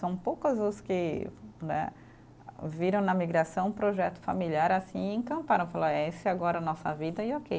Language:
Portuguese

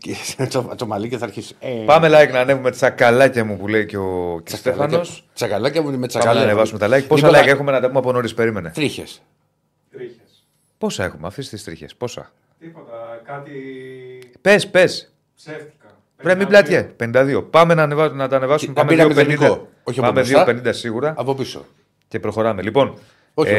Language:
Greek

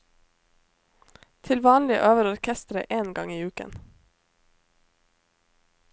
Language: Norwegian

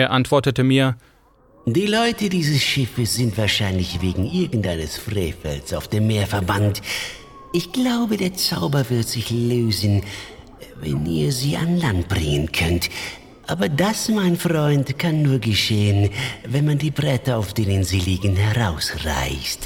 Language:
German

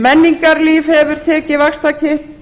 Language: Icelandic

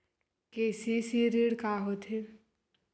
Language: Chhattisgarhi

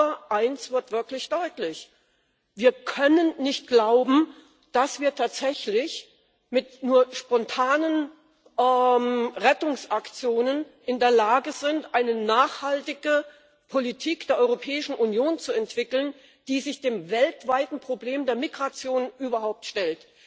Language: German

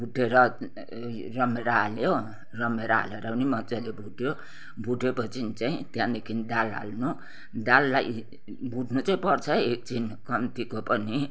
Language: Nepali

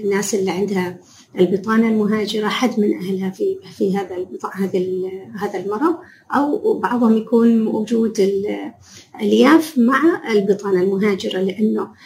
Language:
Arabic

